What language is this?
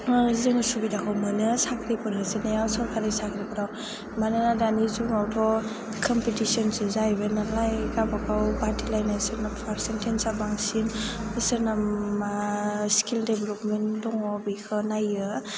Bodo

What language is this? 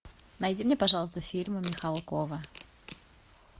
Russian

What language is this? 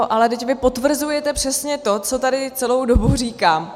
Czech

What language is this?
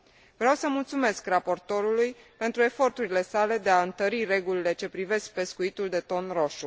Romanian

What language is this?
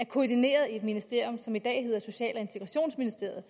Danish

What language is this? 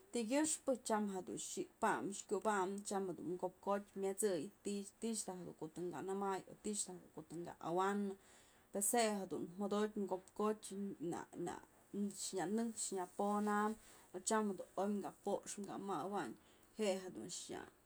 Mazatlán Mixe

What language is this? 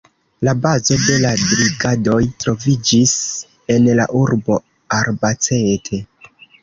Esperanto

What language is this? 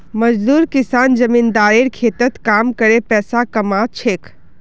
Magahi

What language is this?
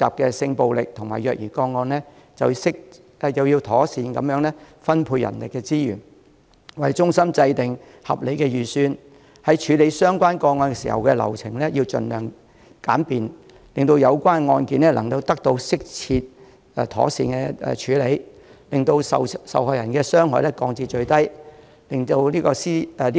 Cantonese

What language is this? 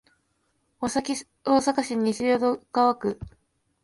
Japanese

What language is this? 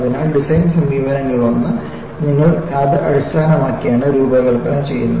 Malayalam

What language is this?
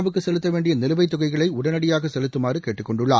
Tamil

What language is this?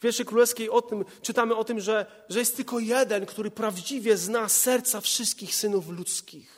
Polish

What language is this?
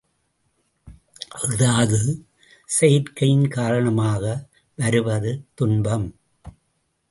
Tamil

